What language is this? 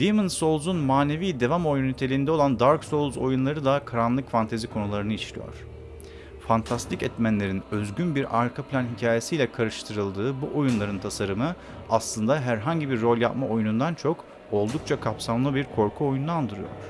Turkish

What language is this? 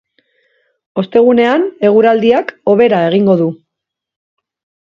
Basque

